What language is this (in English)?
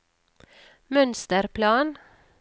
Norwegian